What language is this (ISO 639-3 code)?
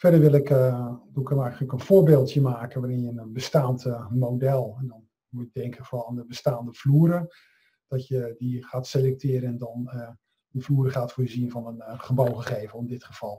nld